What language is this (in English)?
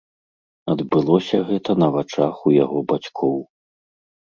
Belarusian